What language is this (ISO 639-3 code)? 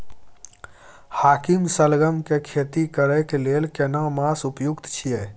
mai